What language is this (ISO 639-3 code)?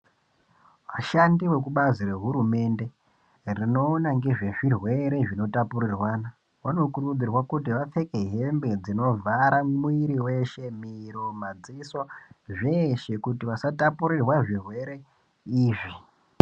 ndc